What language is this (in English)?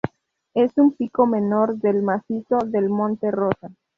Spanish